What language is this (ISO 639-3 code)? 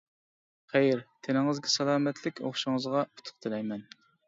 uig